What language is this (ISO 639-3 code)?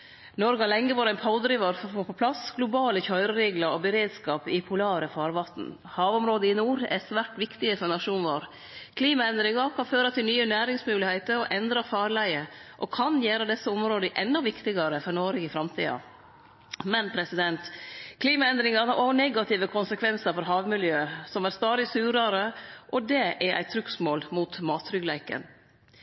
nno